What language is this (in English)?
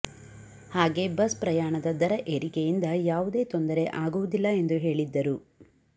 Kannada